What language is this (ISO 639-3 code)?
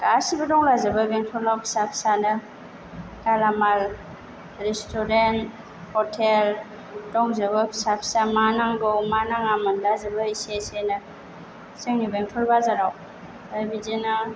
brx